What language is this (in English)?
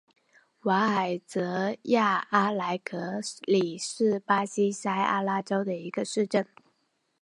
Chinese